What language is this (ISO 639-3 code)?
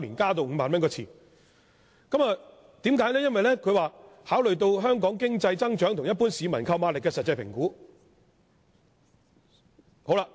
yue